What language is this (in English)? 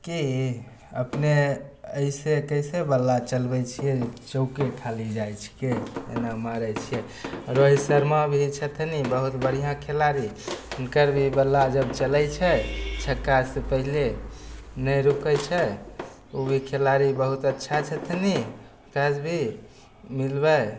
Maithili